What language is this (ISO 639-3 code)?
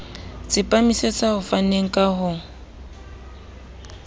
sot